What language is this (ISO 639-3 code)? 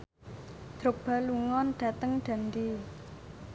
jav